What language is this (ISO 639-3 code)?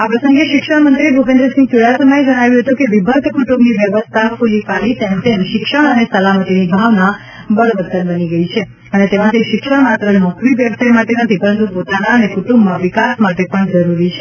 guj